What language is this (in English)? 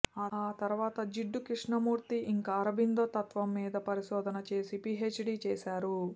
Telugu